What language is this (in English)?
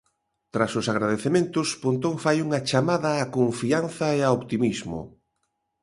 Galician